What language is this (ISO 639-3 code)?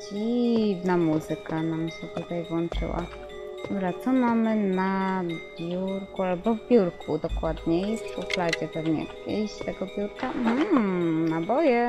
pol